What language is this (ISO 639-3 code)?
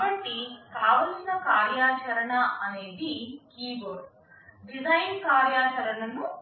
tel